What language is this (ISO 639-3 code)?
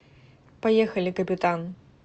rus